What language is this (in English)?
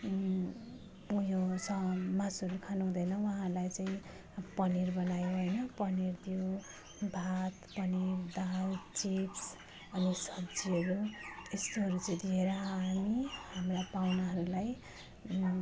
Nepali